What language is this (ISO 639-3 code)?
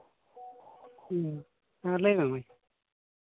sat